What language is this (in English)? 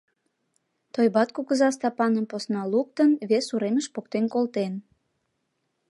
Mari